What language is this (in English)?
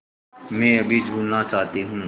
Hindi